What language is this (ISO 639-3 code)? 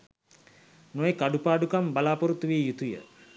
sin